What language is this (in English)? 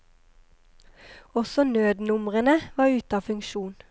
Norwegian